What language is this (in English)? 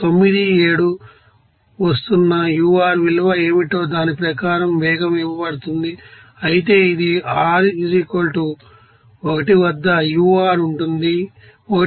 Telugu